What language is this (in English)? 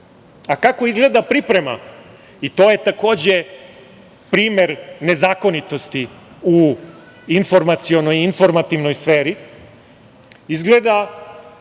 Serbian